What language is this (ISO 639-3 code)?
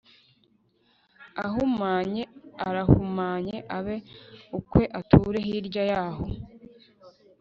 kin